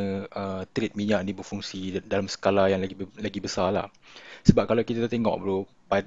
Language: Malay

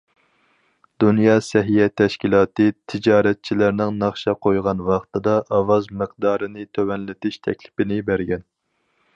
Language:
Uyghur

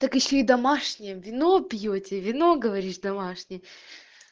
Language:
Russian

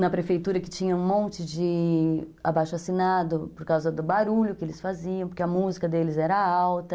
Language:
Portuguese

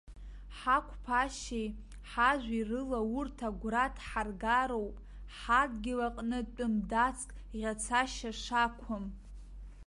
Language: Abkhazian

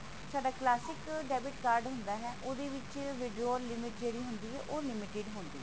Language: Punjabi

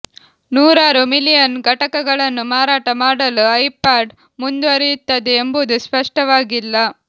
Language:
Kannada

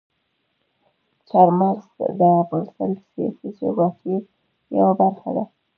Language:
Pashto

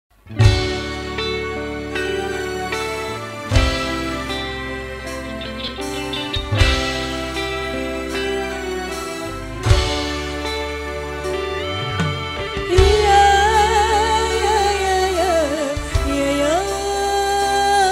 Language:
Indonesian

